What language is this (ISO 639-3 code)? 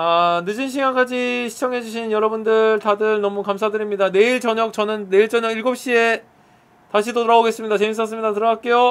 kor